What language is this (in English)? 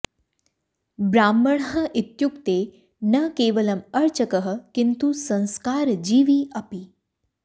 Sanskrit